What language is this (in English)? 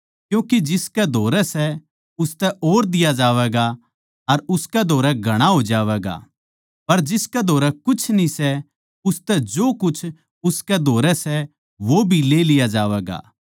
Haryanvi